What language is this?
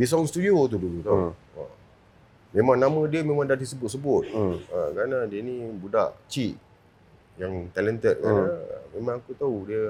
Malay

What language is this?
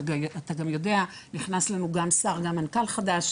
Hebrew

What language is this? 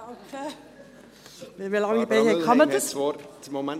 Swiss German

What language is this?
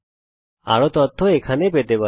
Bangla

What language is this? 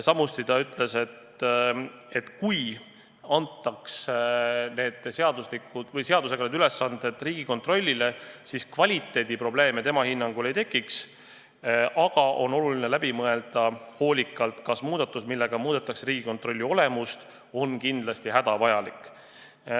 Estonian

